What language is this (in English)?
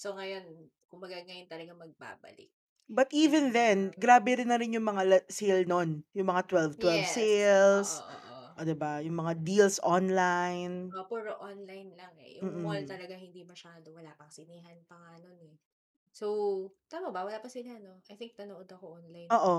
Filipino